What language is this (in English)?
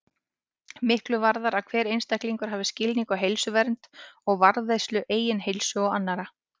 Icelandic